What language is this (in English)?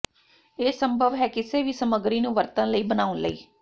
Punjabi